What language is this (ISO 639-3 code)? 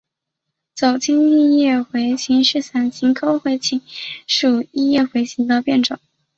zho